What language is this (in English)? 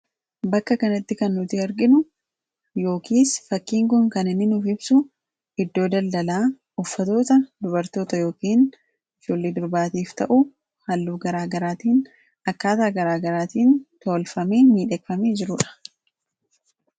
Oromo